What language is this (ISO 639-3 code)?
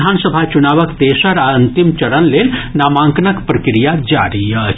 mai